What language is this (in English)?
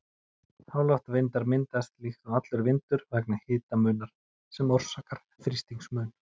Icelandic